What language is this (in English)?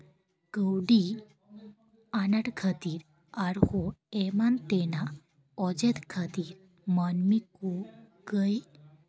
Santali